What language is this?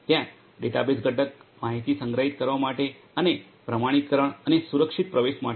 Gujarati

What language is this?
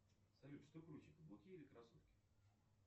Russian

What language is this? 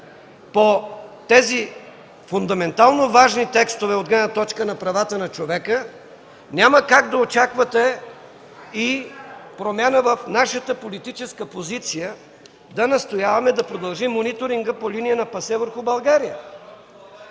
Bulgarian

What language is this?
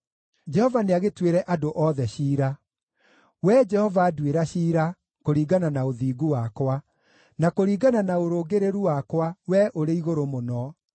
Kikuyu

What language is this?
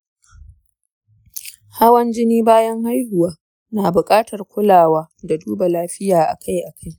Hausa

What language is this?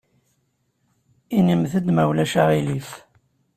Kabyle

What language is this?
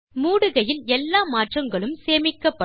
Tamil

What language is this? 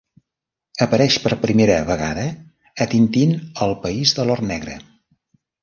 Catalan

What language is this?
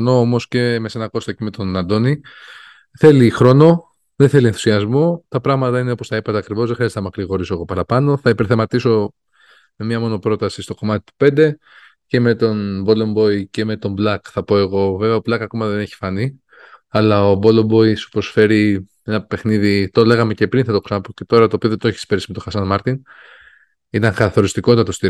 Greek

